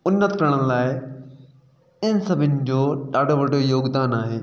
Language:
Sindhi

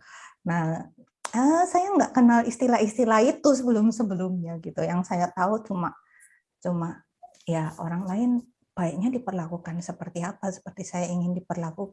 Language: Indonesian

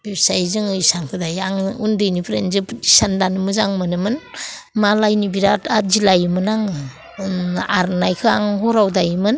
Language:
Bodo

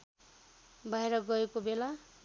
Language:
Nepali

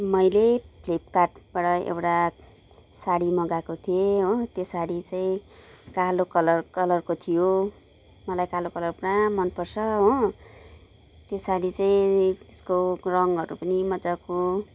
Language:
Nepali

